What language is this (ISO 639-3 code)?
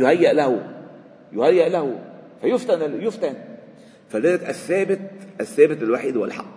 ara